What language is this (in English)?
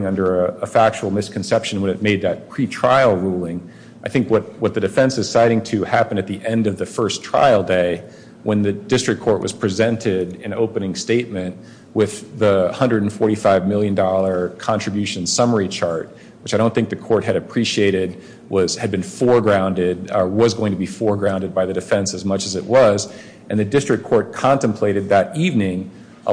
English